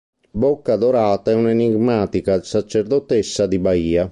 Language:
Italian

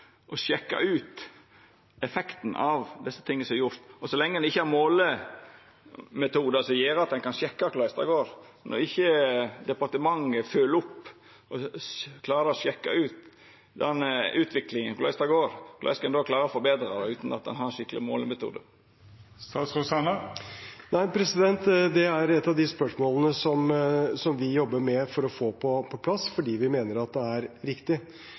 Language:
Norwegian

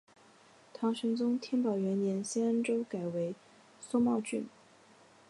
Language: Chinese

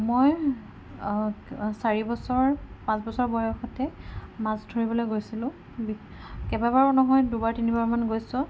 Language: Assamese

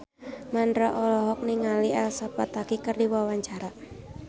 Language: Sundanese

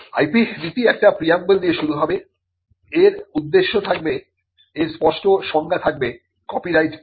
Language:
Bangla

